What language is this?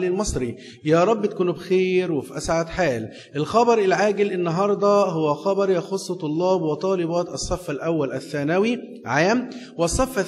Arabic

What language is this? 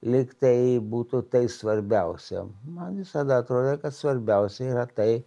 Lithuanian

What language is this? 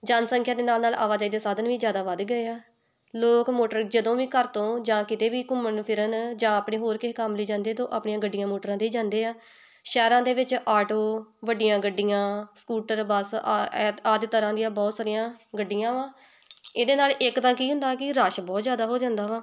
Punjabi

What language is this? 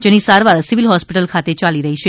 Gujarati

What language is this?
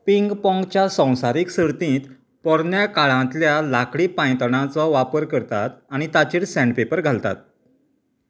Konkani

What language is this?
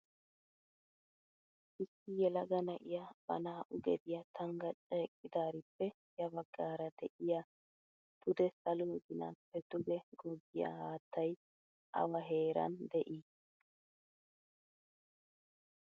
Wolaytta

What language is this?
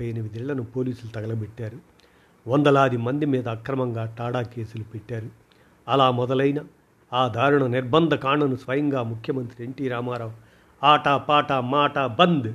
Telugu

